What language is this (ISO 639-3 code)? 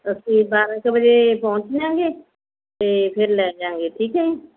pan